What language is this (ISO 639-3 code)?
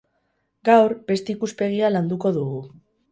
eus